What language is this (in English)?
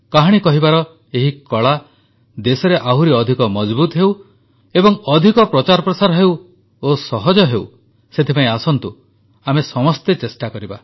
Odia